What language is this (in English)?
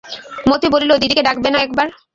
Bangla